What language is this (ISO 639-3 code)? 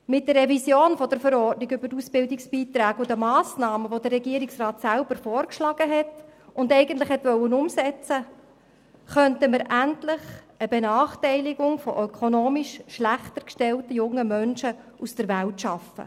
gsw